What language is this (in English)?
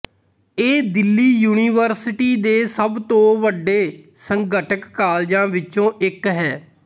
Punjabi